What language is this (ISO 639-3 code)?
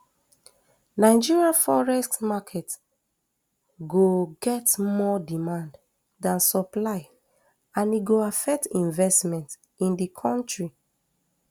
pcm